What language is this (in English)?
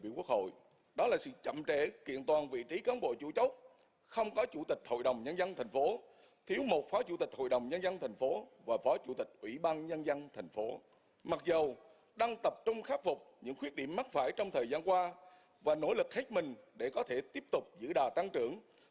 Vietnamese